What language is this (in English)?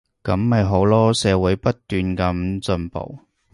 Cantonese